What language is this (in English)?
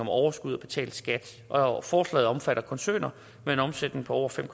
Danish